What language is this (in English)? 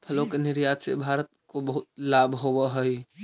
Magahi